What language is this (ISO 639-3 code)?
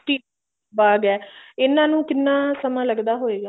pan